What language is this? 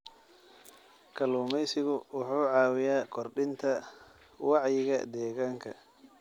Somali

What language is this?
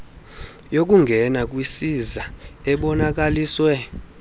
Xhosa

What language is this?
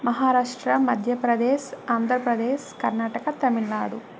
Telugu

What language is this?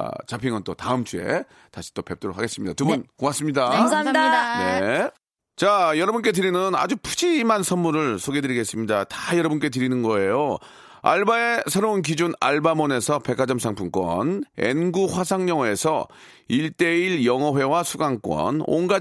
Korean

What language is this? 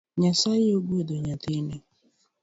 Luo (Kenya and Tanzania)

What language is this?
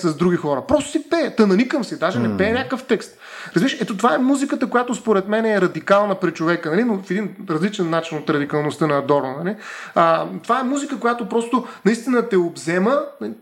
Bulgarian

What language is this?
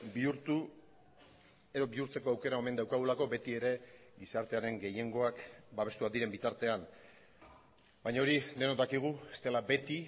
Basque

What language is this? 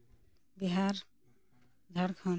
Santali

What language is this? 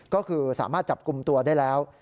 Thai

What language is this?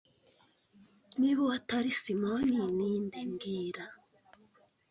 Kinyarwanda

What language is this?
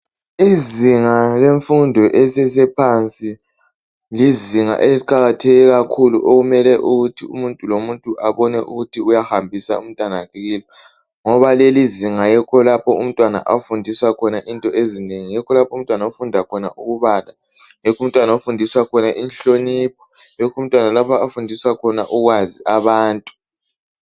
North Ndebele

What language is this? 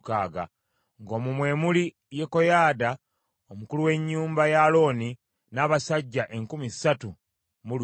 Ganda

